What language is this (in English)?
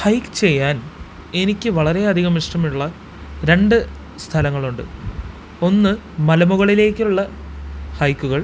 Malayalam